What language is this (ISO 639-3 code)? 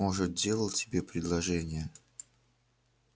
rus